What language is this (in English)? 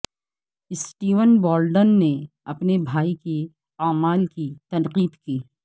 Urdu